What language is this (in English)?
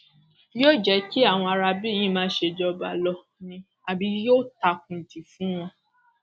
Yoruba